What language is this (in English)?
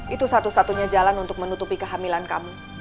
Indonesian